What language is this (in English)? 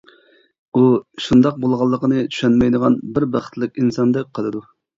Uyghur